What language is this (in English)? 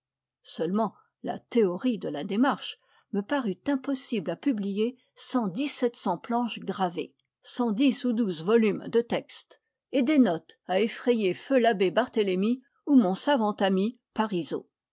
French